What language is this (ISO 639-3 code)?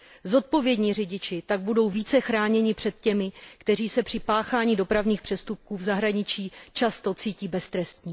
ces